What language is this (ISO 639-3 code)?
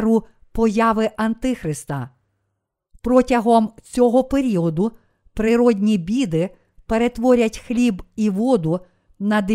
ukr